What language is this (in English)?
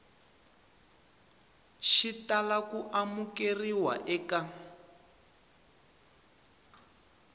Tsonga